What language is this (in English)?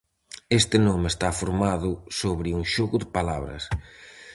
Galician